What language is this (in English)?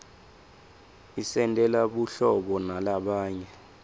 Swati